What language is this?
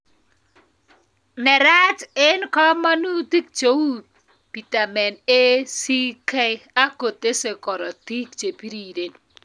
Kalenjin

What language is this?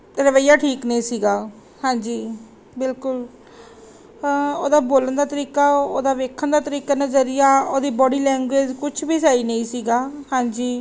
Punjabi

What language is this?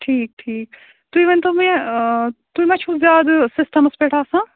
Kashmiri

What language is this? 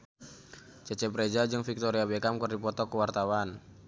Sundanese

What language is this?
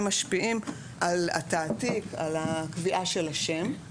Hebrew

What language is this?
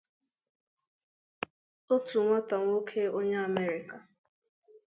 Igbo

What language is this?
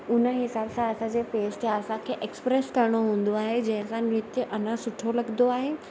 Sindhi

